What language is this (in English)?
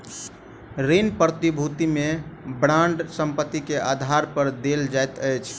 Maithili